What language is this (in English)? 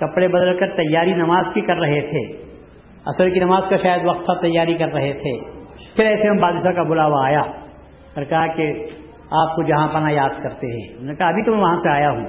Urdu